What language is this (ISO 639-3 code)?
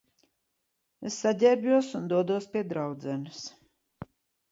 lav